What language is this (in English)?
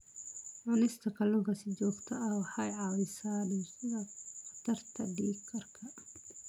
Somali